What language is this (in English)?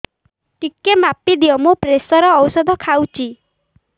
Odia